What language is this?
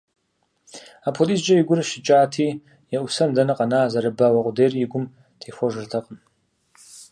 Kabardian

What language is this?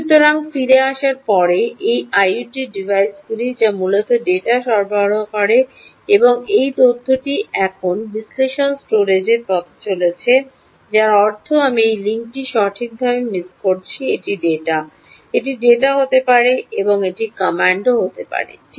Bangla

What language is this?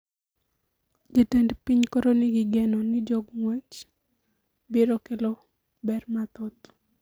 Luo (Kenya and Tanzania)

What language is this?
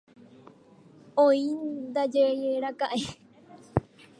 Guarani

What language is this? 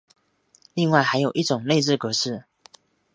Chinese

